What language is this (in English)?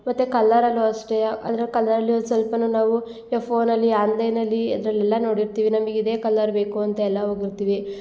Kannada